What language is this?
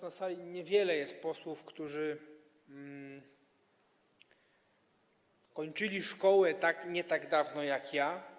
Polish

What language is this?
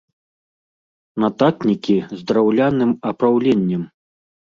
Belarusian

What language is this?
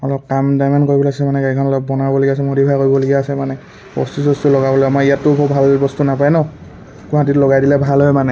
Assamese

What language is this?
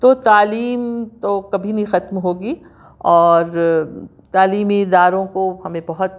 Urdu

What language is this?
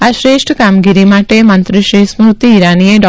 Gujarati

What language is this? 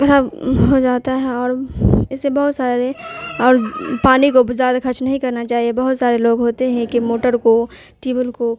Urdu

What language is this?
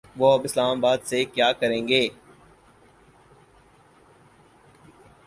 Urdu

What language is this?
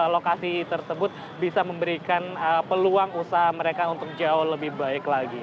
Indonesian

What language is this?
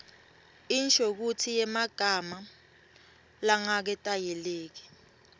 Swati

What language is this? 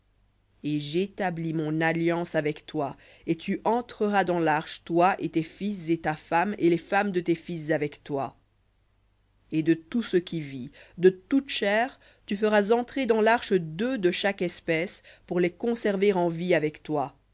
French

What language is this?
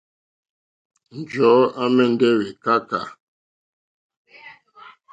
Mokpwe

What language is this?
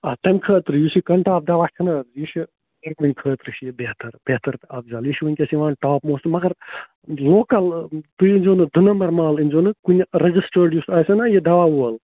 Kashmiri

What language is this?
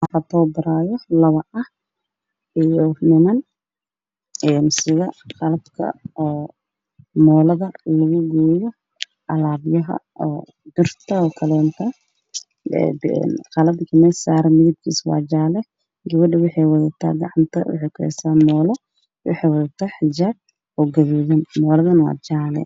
Somali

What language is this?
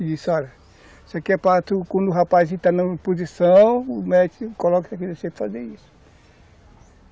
Portuguese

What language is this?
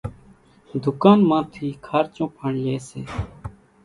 Kachi Koli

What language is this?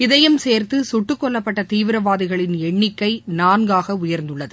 Tamil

